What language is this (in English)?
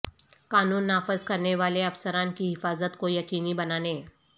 Urdu